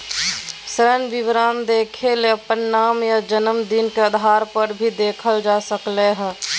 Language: Magahi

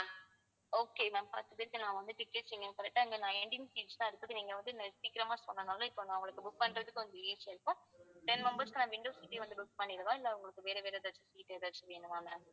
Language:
Tamil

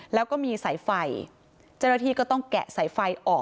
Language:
Thai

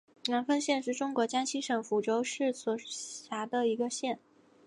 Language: Chinese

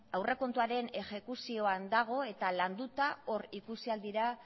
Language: Basque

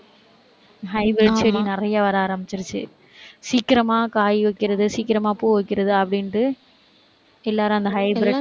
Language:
Tamil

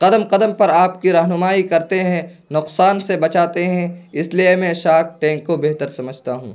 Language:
Urdu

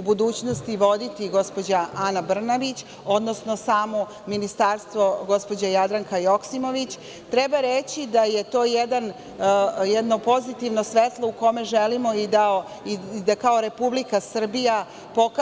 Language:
Serbian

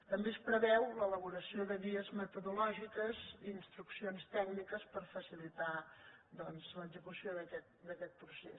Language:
Catalan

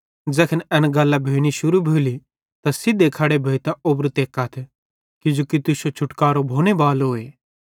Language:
Bhadrawahi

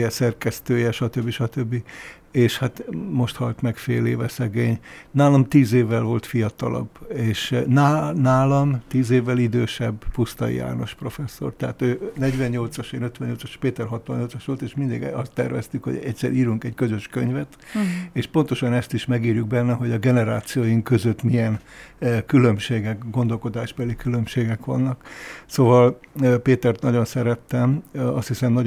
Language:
Hungarian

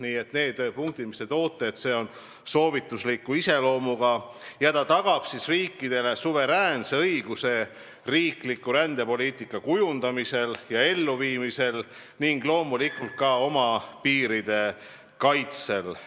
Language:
Estonian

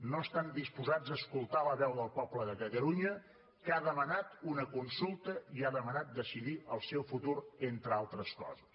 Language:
Catalan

